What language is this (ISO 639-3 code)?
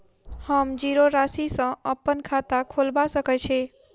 mai